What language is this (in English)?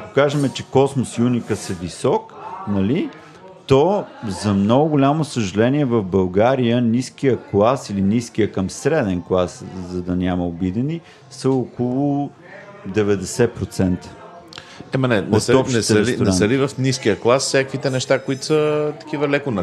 Bulgarian